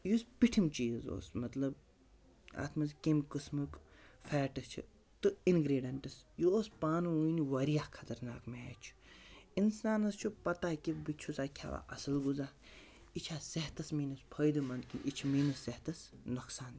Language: Kashmiri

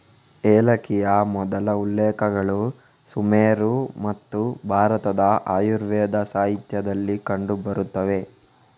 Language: Kannada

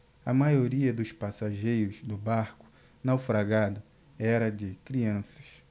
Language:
Portuguese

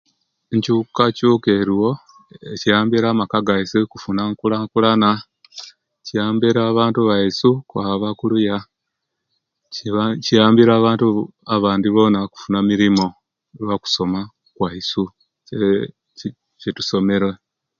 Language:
Kenyi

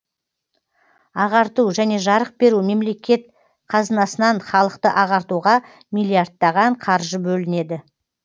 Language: Kazakh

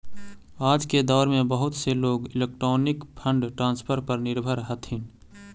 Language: Magahi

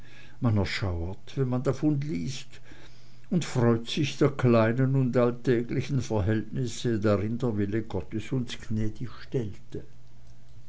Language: German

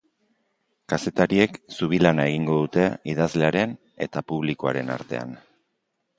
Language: Basque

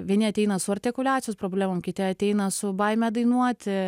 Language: Lithuanian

